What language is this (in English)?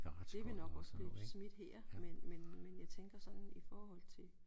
Danish